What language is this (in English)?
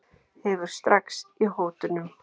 Icelandic